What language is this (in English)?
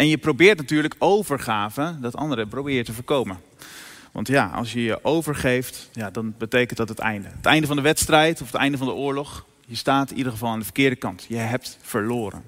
Dutch